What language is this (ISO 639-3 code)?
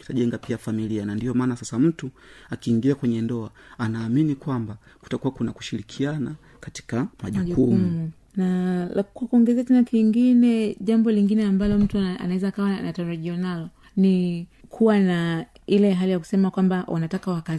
swa